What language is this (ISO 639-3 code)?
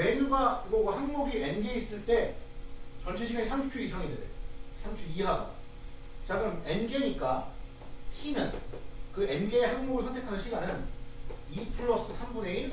kor